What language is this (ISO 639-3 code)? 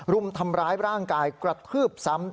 tha